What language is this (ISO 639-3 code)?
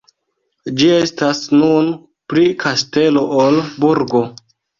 epo